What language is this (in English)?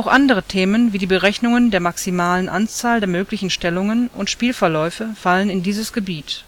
German